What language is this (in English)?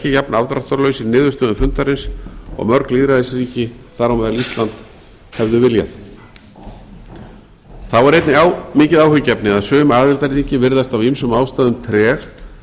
Icelandic